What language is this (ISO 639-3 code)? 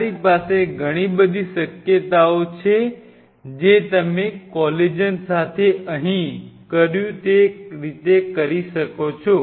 guj